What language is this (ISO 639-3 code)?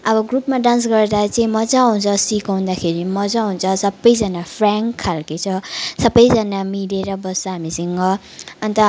nep